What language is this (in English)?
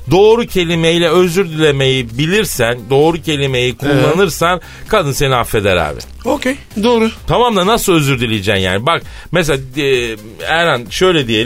Turkish